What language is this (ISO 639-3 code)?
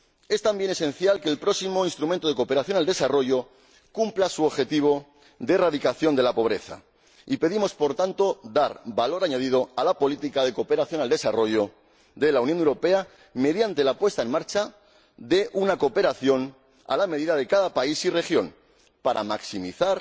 spa